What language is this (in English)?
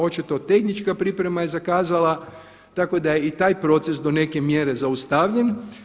Croatian